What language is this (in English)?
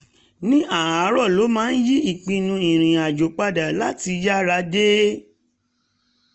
Yoruba